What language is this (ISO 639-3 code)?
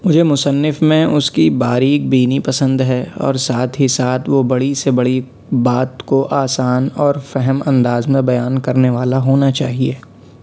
urd